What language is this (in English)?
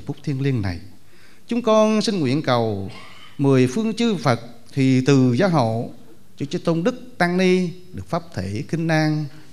Vietnamese